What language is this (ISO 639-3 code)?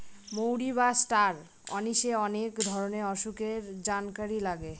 ben